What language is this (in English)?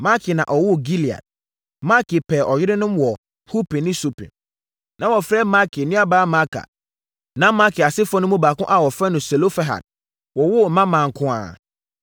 Akan